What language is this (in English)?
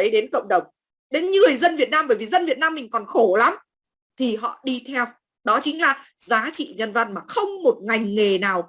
Vietnamese